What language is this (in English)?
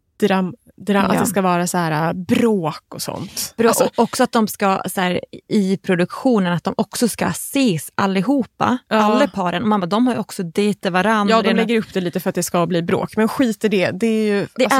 Swedish